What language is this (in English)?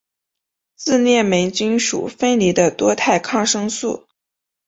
Chinese